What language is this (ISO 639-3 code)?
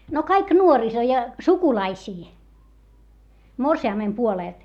fin